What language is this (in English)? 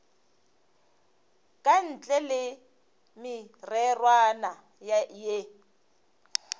Northern Sotho